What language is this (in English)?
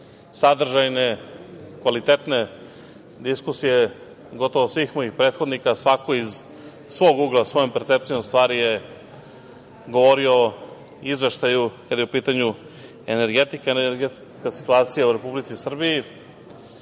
Serbian